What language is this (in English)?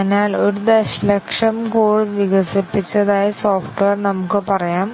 Malayalam